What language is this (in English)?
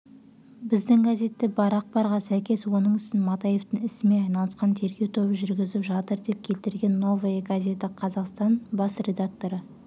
Kazakh